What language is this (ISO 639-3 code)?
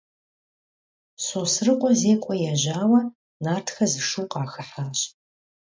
kbd